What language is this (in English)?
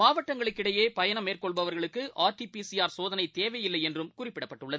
Tamil